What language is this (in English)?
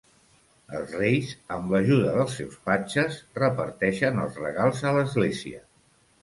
Catalan